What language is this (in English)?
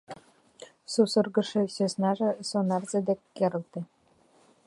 Mari